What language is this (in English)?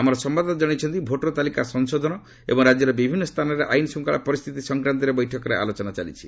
Odia